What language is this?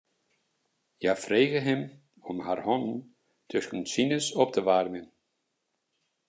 Western Frisian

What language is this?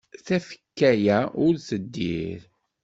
Kabyle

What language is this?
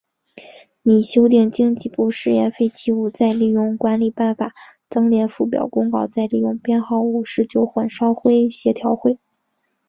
Chinese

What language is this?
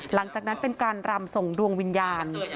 Thai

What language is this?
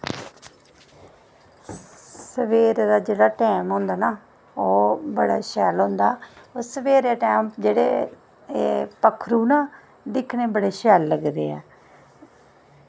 Dogri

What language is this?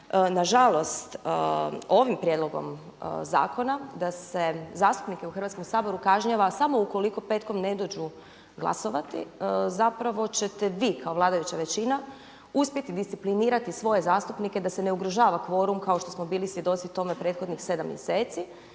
Croatian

